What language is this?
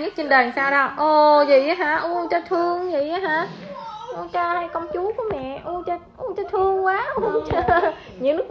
Vietnamese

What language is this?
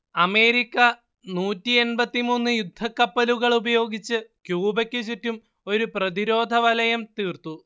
Malayalam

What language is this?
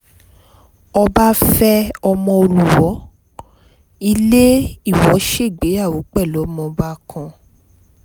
Yoruba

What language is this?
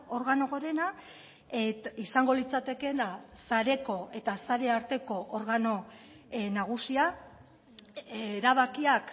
Basque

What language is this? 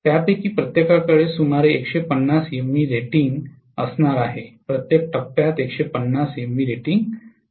Marathi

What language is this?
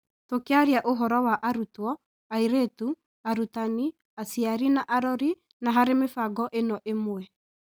Kikuyu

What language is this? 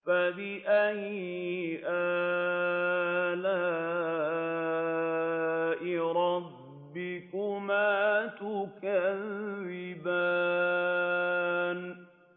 Arabic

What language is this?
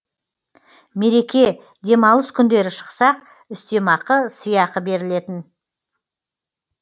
Kazakh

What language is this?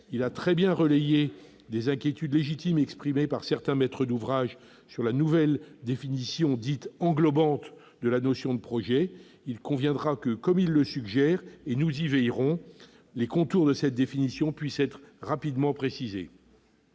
French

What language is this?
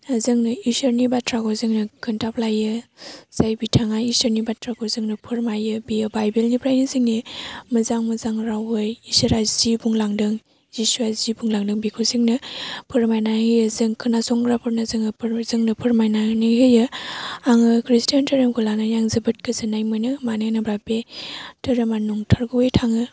Bodo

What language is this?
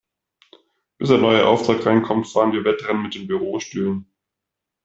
German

